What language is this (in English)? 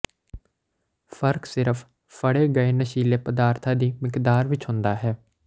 Punjabi